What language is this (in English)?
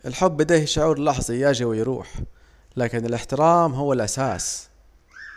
Saidi Arabic